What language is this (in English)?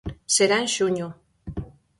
Galician